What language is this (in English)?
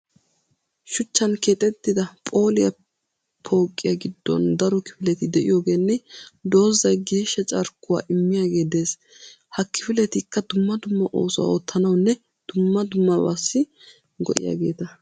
Wolaytta